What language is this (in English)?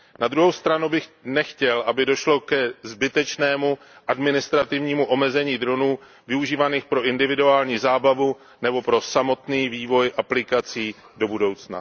Czech